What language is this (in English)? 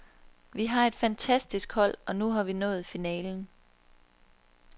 Danish